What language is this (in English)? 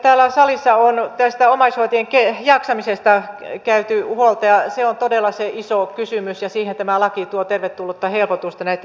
Finnish